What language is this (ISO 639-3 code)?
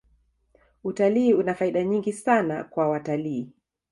swa